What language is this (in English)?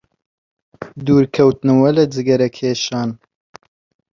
Central Kurdish